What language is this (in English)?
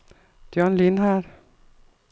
Danish